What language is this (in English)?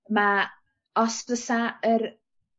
Welsh